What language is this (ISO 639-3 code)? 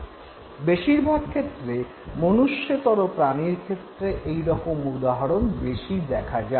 ben